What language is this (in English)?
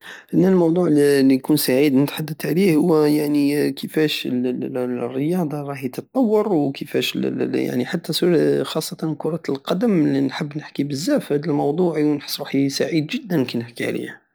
Algerian Saharan Arabic